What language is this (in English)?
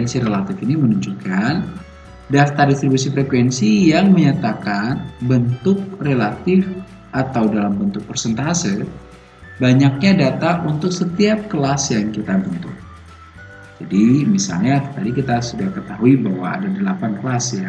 Indonesian